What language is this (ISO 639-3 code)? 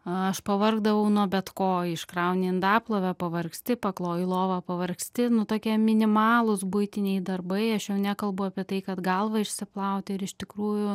lit